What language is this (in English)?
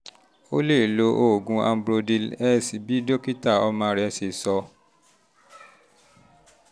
Yoruba